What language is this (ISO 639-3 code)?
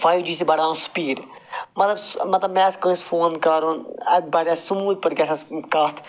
kas